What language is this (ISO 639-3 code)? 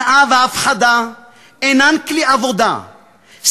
heb